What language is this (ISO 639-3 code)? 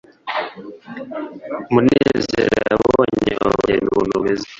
kin